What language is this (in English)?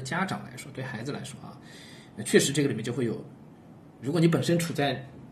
Chinese